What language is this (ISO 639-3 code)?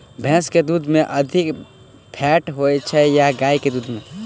mai